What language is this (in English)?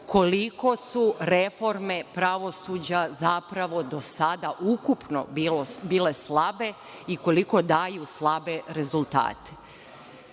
Serbian